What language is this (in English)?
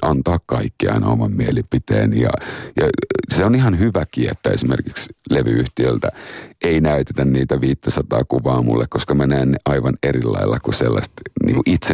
Finnish